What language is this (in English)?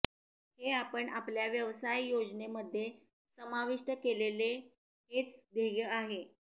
Marathi